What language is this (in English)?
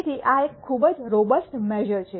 Gujarati